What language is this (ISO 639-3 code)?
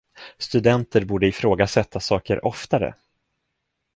swe